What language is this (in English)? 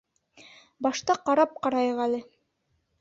Bashkir